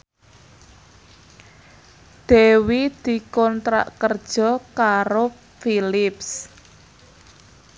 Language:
Javanese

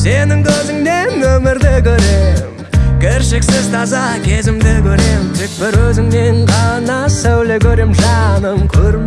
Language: Turkish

